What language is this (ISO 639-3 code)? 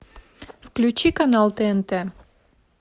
rus